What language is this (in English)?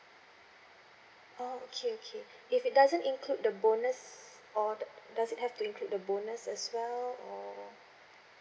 English